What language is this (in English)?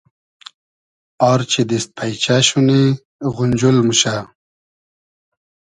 Hazaragi